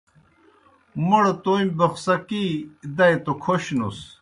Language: Kohistani Shina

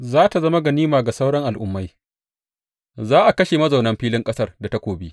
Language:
Hausa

